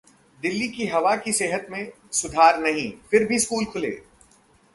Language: Hindi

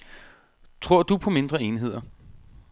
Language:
Danish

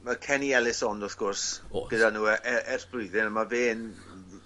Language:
Welsh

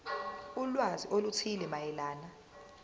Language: Zulu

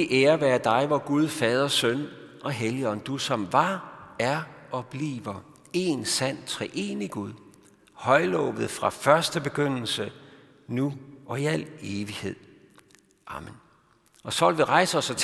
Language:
Danish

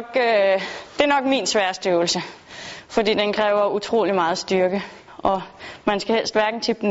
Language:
Danish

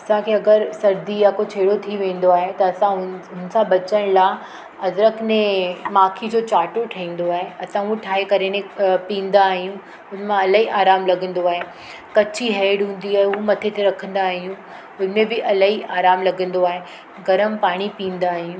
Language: Sindhi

